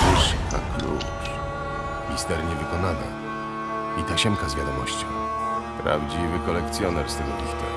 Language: Polish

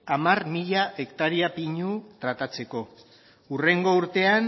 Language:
Basque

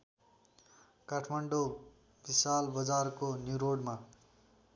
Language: Nepali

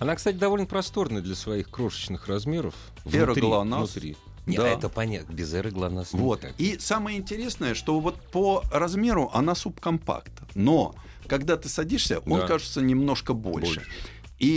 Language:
Russian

